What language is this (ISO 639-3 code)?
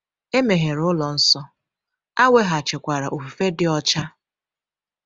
ibo